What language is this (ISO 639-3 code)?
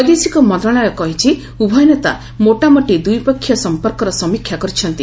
ori